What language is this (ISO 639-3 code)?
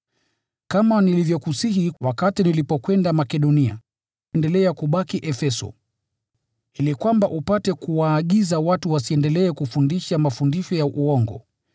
swa